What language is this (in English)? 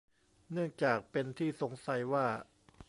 Thai